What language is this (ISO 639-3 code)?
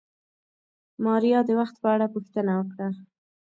pus